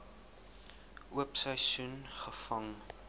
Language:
Afrikaans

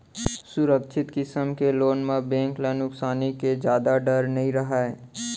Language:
Chhattisgarhi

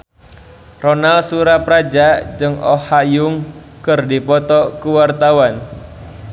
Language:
Sundanese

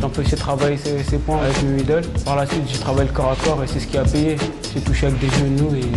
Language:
French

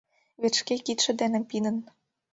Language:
Mari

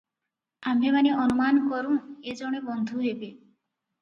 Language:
Odia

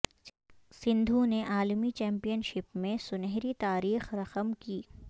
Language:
Urdu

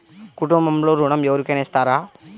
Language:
Telugu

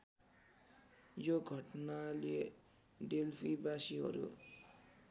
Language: Nepali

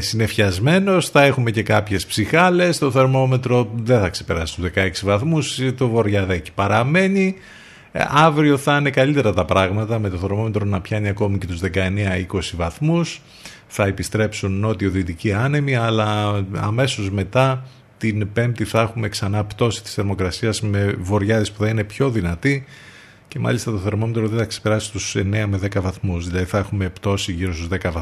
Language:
Greek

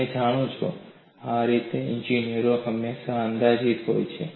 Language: Gujarati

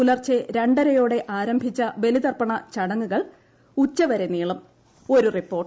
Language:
Malayalam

